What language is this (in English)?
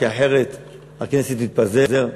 Hebrew